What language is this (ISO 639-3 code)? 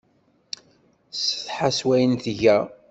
kab